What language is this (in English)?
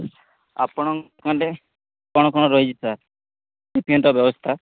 Odia